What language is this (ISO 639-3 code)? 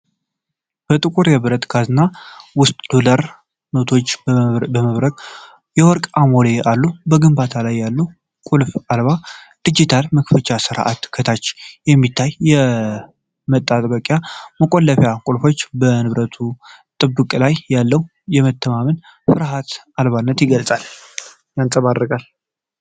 amh